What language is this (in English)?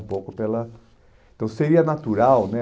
Portuguese